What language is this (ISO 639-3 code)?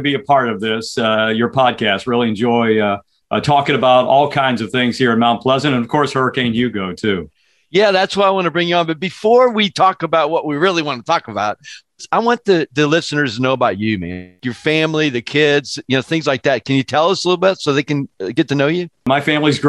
eng